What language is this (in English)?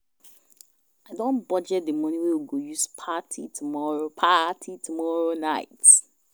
Nigerian Pidgin